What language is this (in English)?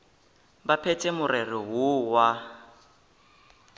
Northern Sotho